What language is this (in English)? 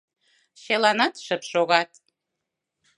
Mari